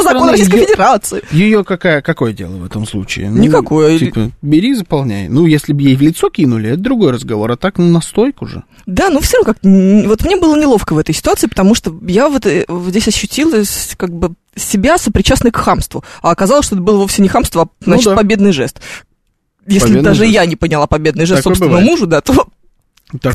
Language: Russian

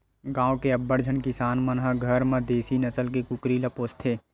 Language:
Chhattisgarhi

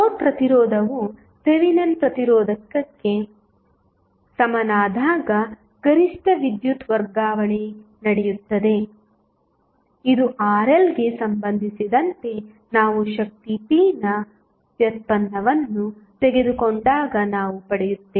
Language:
Kannada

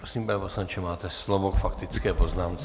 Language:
Czech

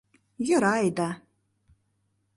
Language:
Mari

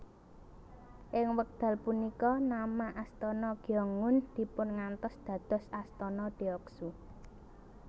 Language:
Javanese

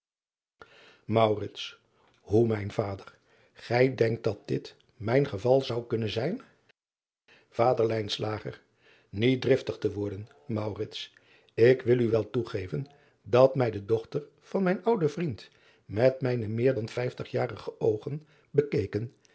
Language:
Dutch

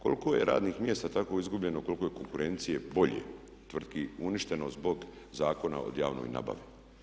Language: Croatian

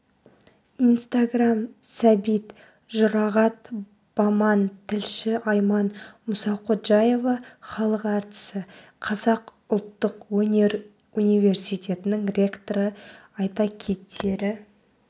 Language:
Kazakh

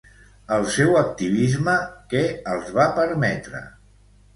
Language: Catalan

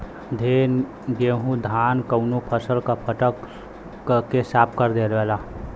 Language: Bhojpuri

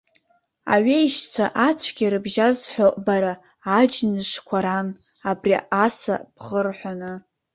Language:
Abkhazian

